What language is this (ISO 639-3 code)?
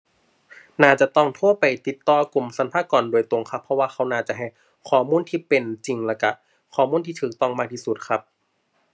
tha